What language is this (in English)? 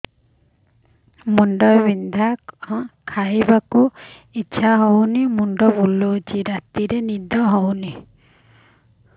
Odia